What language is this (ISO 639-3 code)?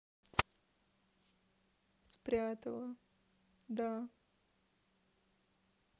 rus